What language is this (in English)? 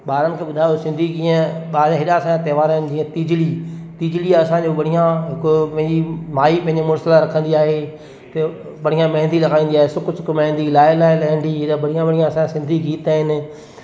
Sindhi